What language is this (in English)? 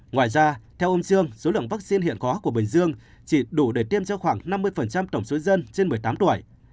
Vietnamese